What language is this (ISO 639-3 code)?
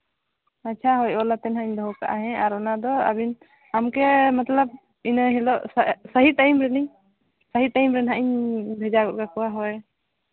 sat